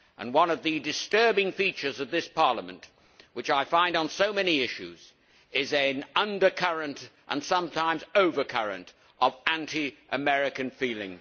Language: English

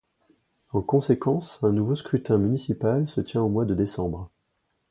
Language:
French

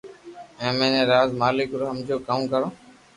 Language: Loarki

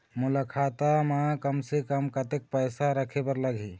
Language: Chhattisgarhi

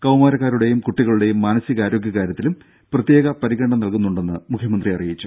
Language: Malayalam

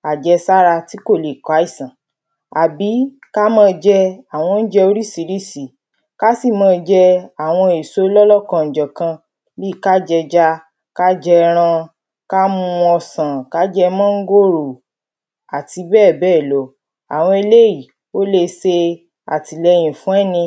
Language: Yoruba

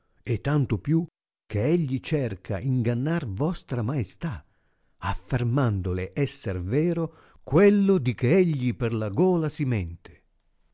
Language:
Italian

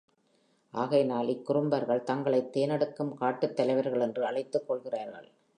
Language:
Tamil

